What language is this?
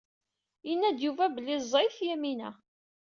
Kabyle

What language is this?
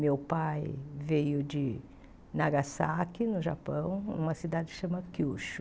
Portuguese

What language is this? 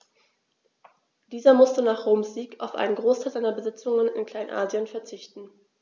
German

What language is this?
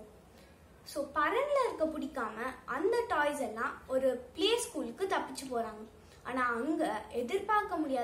Romanian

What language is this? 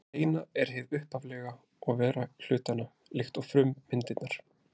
Icelandic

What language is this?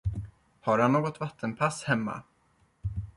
Swedish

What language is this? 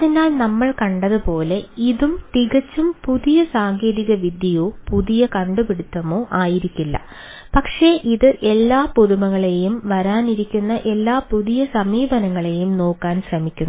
Malayalam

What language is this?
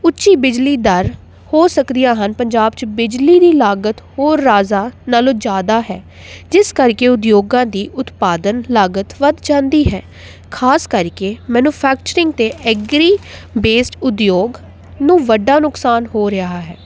Punjabi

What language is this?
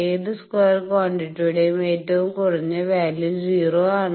Malayalam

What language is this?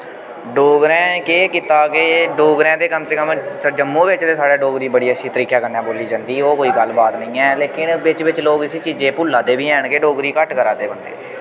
Dogri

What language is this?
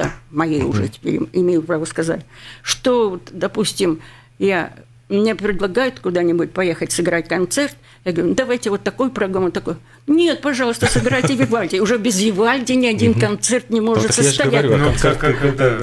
Russian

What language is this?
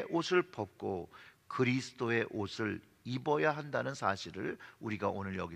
Korean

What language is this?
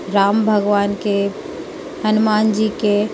Hindi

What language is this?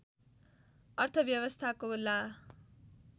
Nepali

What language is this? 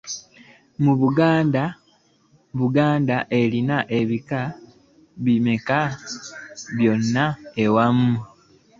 Ganda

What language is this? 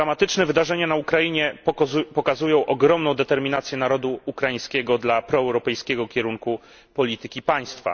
Polish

